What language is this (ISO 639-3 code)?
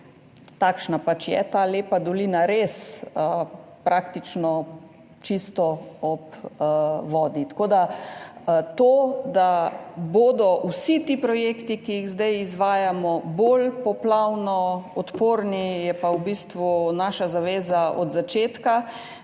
slv